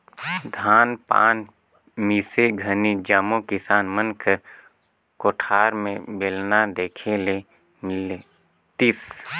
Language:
Chhattisgarhi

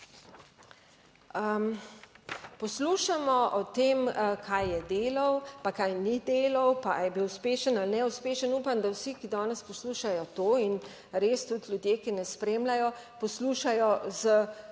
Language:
Slovenian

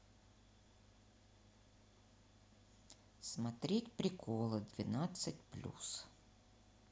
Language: Russian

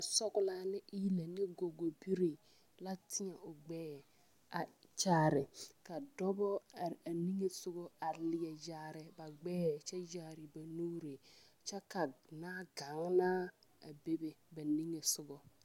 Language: Southern Dagaare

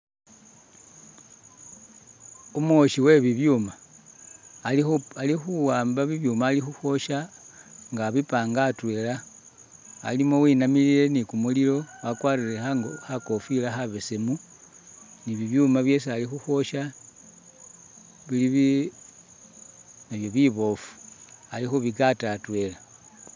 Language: Masaaba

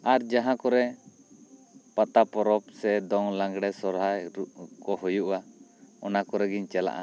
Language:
Santali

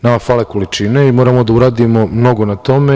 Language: Serbian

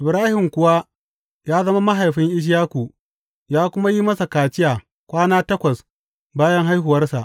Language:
Hausa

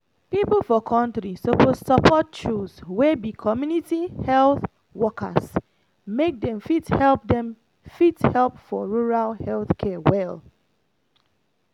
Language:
Nigerian Pidgin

